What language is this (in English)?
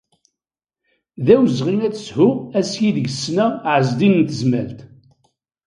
Kabyle